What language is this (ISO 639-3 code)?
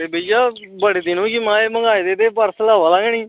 doi